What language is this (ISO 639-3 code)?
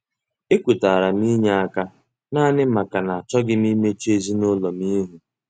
ibo